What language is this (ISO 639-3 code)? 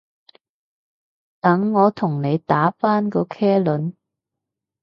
yue